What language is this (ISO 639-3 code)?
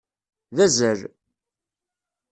kab